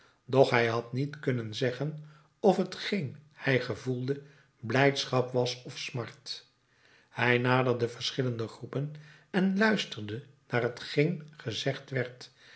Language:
Dutch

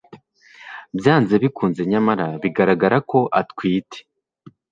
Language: Kinyarwanda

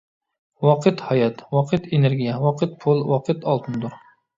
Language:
Uyghur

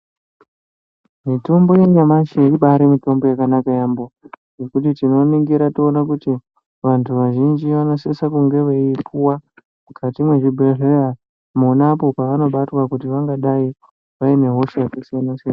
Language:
Ndau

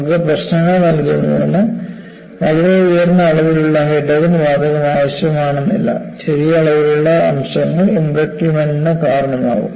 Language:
Malayalam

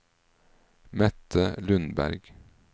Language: Norwegian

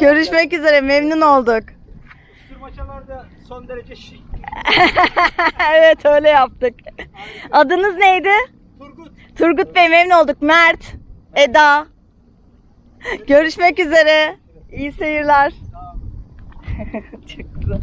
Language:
Turkish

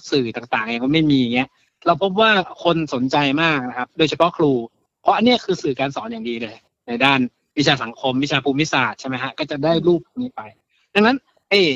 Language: Thai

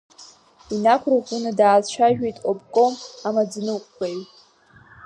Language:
Abkhazian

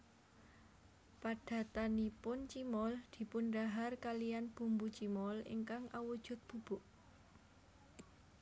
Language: Javanese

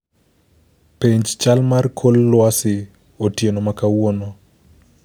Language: Luo (Kenya and Tanzania)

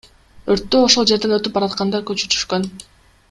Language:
Kyrgyz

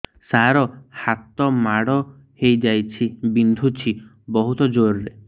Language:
Odia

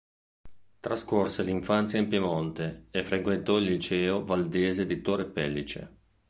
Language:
Italian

